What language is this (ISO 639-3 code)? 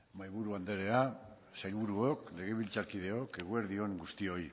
eus